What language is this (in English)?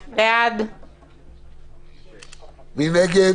Hebrew